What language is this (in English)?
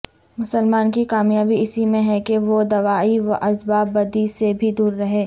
Urdu